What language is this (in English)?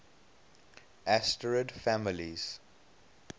English